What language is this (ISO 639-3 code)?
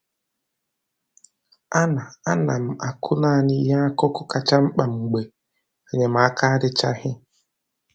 ibo